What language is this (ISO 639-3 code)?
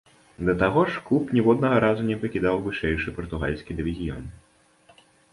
bel